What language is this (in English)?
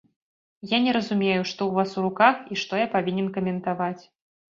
Belarusian